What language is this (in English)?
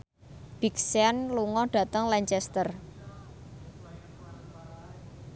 Javanese